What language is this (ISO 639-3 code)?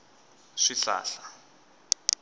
tso